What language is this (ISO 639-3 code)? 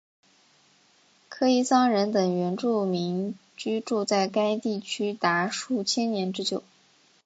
zho